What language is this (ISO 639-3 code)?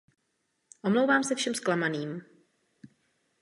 ces